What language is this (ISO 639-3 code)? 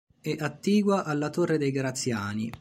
ita